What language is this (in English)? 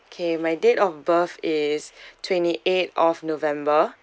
English